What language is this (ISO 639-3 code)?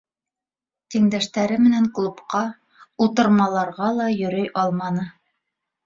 bak